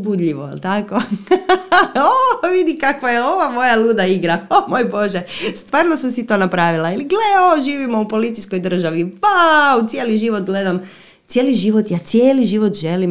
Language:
Croatian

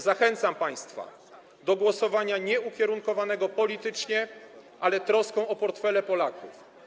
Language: Polish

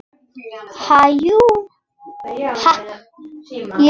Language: Icelandic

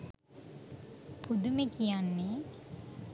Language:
Sinhala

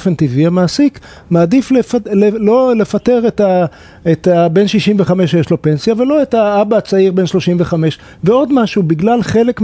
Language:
Hebrew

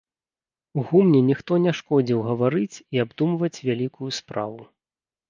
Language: Belarusian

